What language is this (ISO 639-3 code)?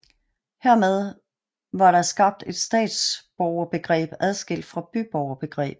dan